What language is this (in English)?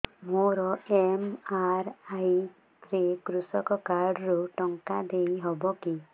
Odia